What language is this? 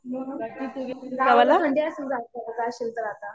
Marathi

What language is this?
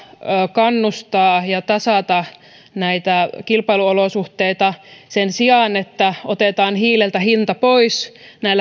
Finnish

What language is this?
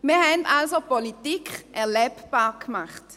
Swiss German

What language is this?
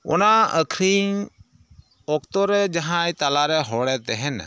Santali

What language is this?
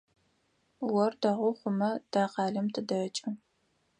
Adyghe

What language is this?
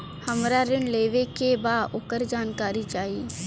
Bhojpuri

